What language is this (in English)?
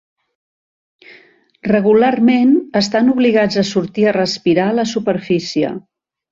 Catalan